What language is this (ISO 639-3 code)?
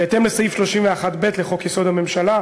heb